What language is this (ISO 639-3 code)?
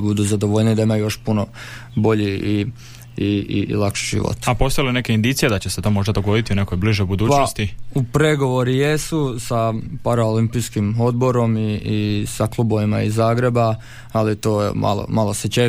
hrv